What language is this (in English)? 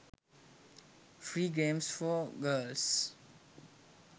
Sinhala